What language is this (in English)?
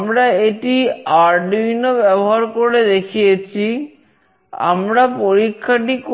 Bangla